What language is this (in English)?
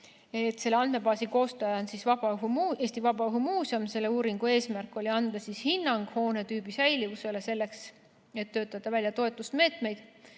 Estonian